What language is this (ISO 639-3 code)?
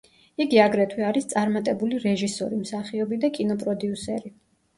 kat